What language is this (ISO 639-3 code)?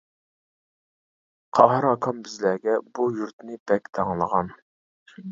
uig